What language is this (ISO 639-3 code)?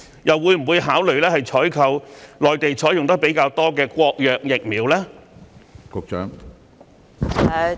yue